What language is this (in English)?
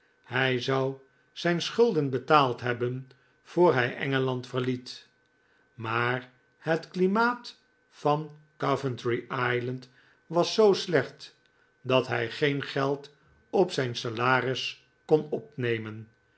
Dutch